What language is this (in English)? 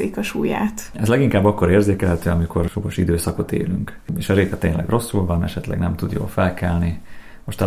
Hungarian